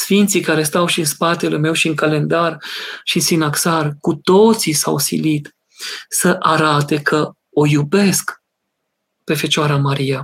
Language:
Romanian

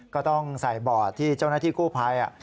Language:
Thai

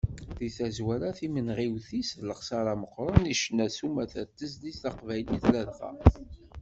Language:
Kabyle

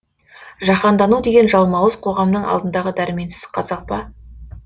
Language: Kazakh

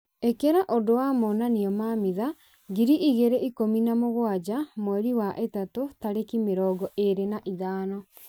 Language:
Kikuyu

